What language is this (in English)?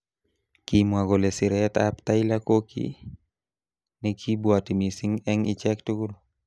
Kalenjin